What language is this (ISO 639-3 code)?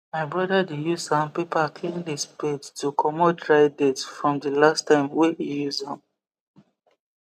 pcm